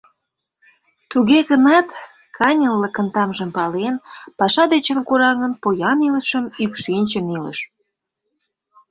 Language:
Mari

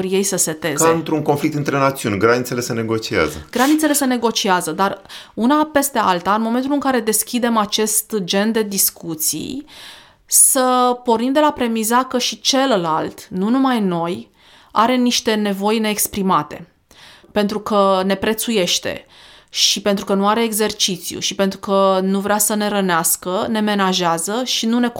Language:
Romanian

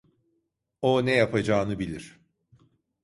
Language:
Turkish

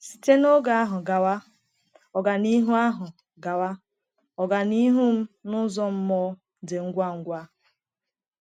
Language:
Igbo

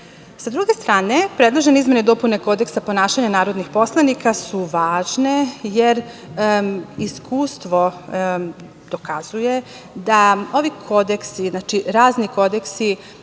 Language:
Serbian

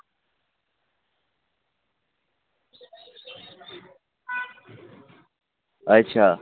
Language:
Dogri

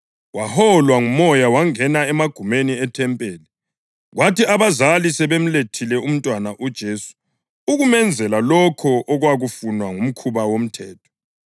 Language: North Ndebele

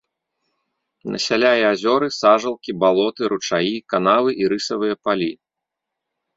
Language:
Belarusian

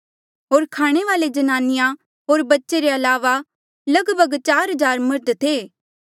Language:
Mandeali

